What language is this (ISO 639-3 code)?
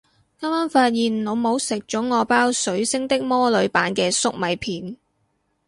yue